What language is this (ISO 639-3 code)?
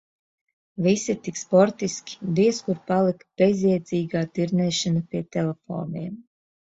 lav